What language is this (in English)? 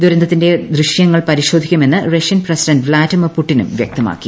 Malayalam